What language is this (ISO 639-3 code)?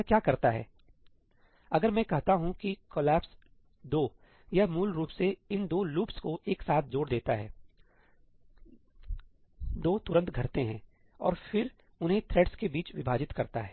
hin